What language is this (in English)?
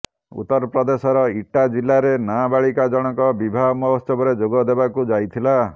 Odia